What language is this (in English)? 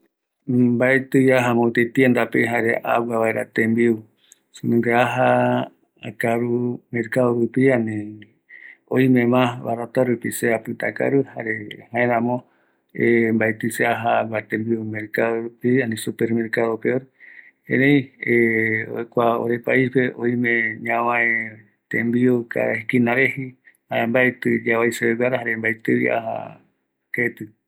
Eastern Bolivian Guaraní